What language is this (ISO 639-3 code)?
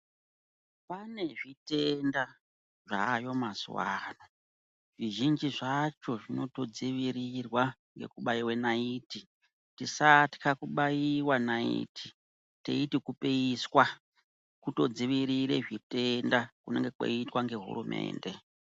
ndc